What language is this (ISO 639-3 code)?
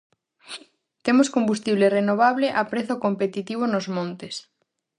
glg